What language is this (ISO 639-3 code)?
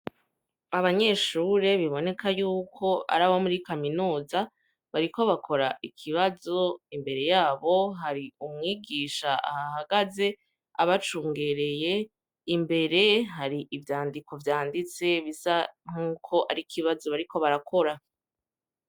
run